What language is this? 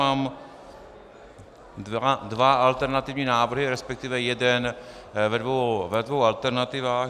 Czech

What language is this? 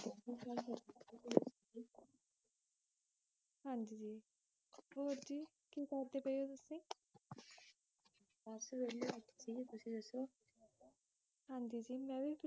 Punjabi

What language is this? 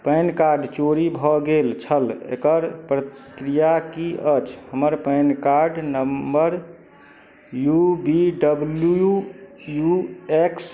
Maithili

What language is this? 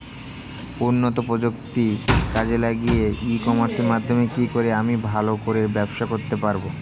Bangla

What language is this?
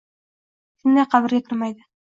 Uzbek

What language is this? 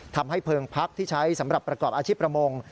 Thai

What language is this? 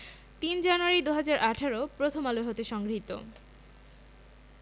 Bangla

